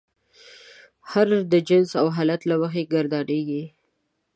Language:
Pashto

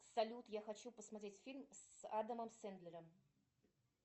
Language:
Russian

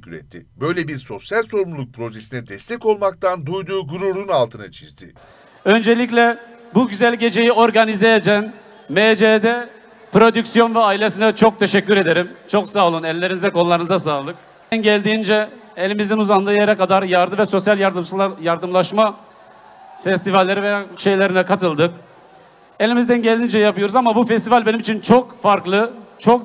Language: Turkish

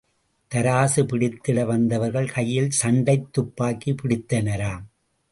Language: Tamil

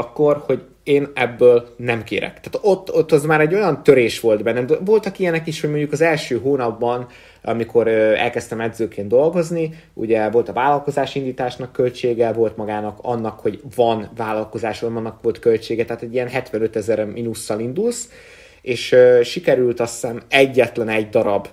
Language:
Hungarian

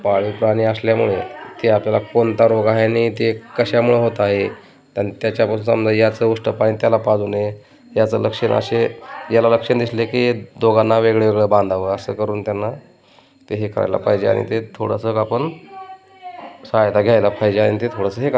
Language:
Marathi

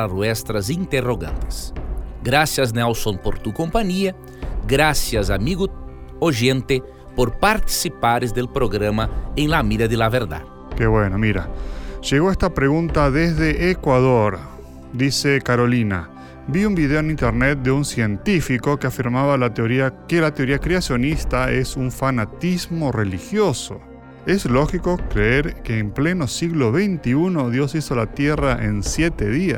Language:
Spanish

